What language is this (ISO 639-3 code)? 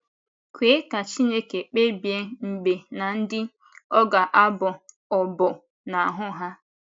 ibo